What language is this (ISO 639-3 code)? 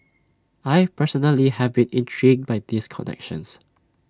eng